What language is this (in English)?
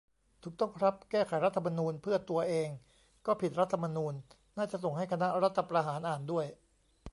Thai